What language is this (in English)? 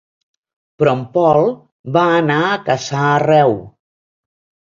Catalan